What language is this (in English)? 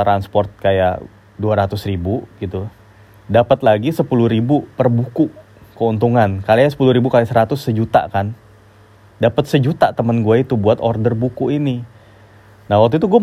Indonesian